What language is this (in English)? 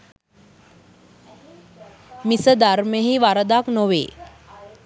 Sinhala